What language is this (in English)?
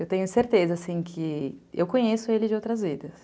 Portuguese